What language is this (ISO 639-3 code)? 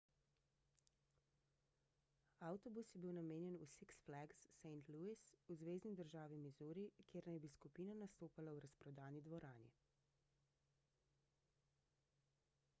slv